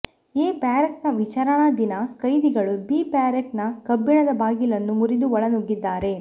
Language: Kannada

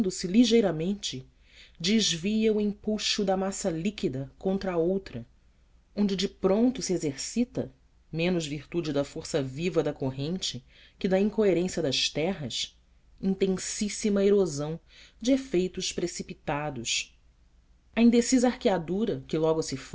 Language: Portuguese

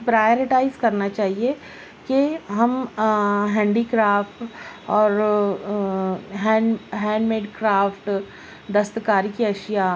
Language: Urdu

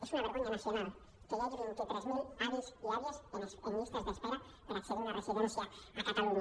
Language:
Catalan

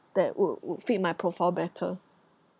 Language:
English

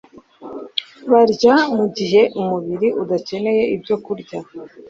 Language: Kinyarwanda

